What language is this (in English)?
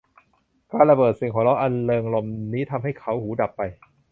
Thai